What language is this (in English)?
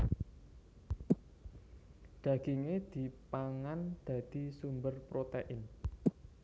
Javanese